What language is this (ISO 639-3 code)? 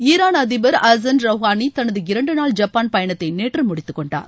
tam